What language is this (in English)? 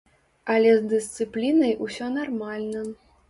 Belarusian